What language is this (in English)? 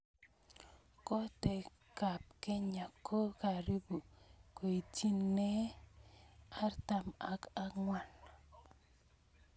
Kalenjin